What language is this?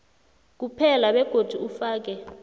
South Ndebele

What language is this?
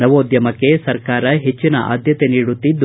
Kannada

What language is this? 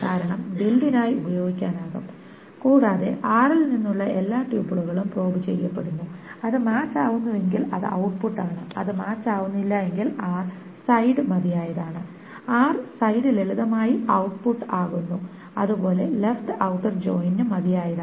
Malayalam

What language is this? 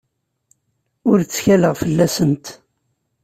Kabyle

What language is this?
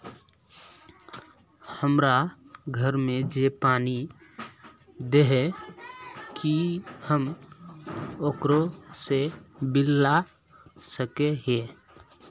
Magahi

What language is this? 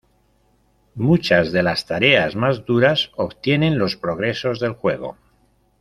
Spanish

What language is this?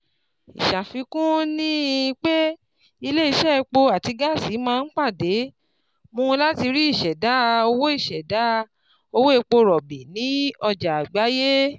Yoruba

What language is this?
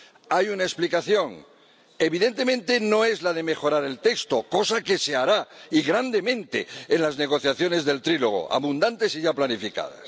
Spanish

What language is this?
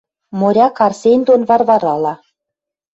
Western Mari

